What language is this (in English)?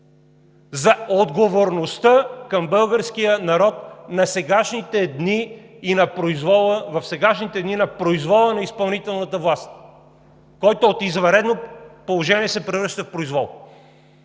Bulgarian